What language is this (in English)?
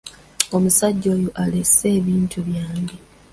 Ganda